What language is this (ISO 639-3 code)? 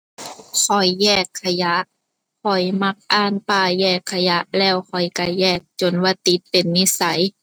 tha